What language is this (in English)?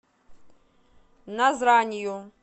Russian